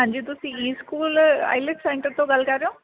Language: Punjabi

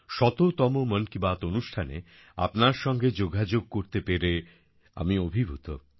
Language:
Bangla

